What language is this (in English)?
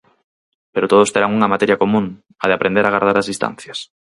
Galician